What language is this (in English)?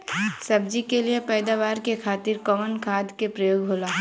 Bhojpuri